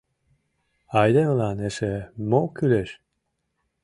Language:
Mari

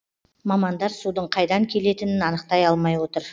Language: Kazakh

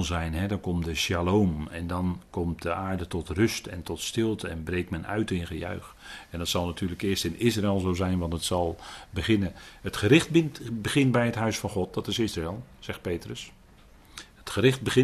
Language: Dutch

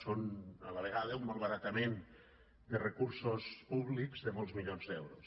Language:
Catalan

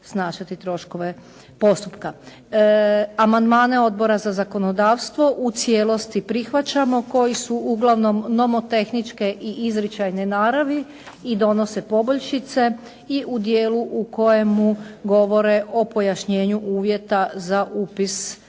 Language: Croatian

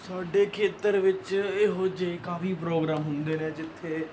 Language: Punjabi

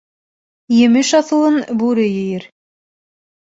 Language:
Bashkir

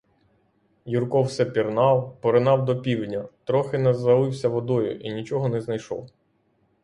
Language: Ukrainian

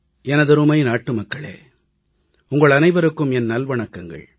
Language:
Tamil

